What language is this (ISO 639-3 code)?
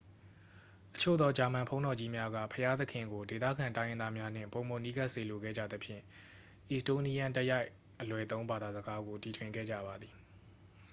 mya